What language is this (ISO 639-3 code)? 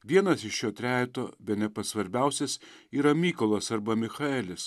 lit